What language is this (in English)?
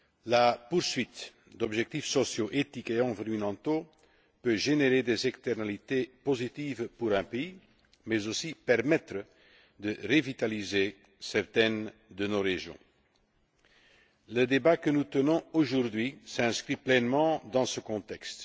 French